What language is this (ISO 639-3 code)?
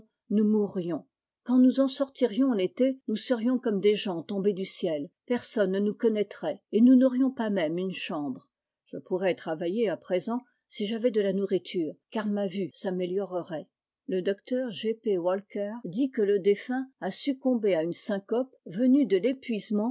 fra